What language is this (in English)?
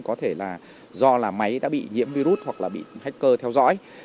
Vietnamese